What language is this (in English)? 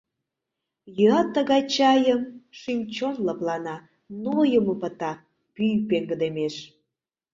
Mari